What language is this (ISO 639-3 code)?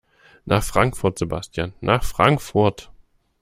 deu